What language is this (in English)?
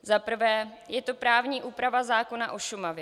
Czech